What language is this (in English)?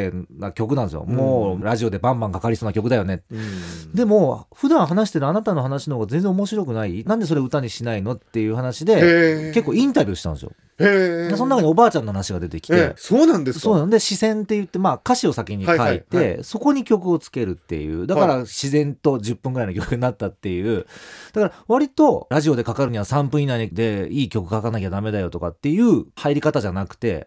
Japanese